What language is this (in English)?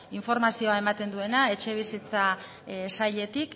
Basque